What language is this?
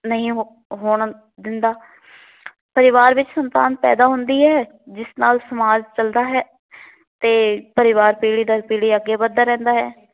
Punjabi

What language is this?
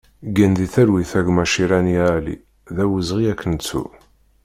Kabyle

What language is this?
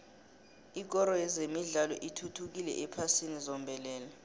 South Ndebele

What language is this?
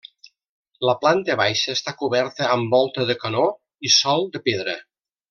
Catalan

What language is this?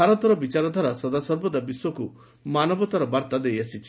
Odia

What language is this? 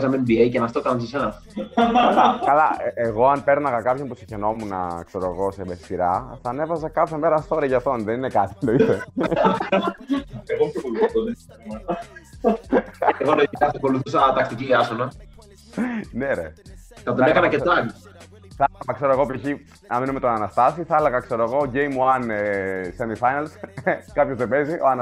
Greek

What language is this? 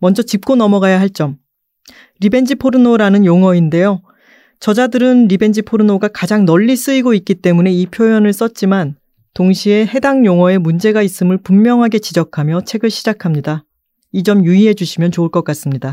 Korean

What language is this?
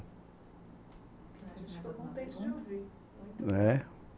Portuguese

